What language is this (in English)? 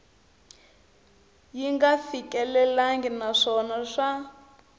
Tsonga